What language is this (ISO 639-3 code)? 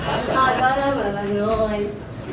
vie